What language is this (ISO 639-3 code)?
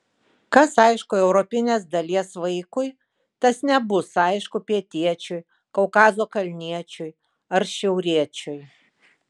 lit